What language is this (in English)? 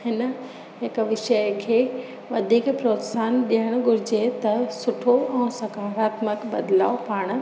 Sindhi